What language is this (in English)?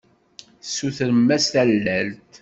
Kabyle